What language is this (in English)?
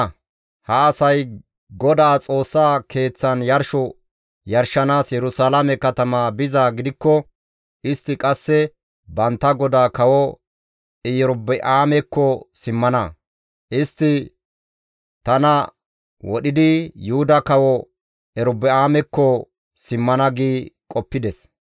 Gamo